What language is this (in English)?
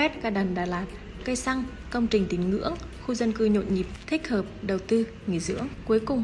Vietnamese